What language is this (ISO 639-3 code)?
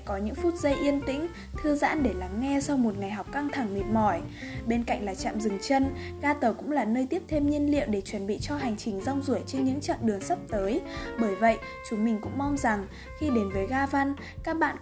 vie